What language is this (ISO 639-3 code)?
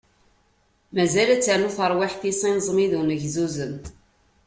kab